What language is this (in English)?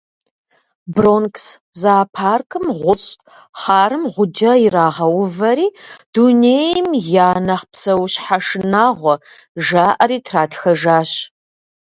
Kabardian